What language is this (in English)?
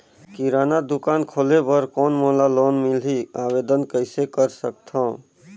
Chhattisgarhi